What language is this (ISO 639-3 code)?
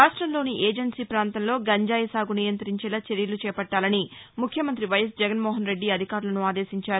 tel